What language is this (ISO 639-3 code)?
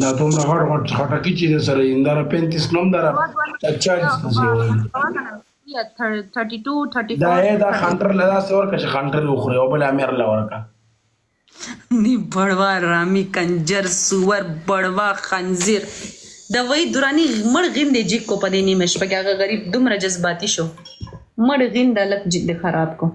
ara